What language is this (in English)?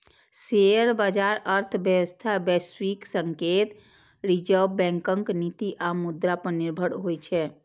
Maithili